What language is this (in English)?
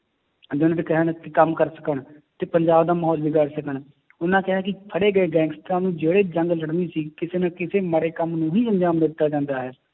Punjabi